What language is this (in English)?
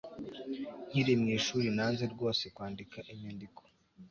Kinyarwanda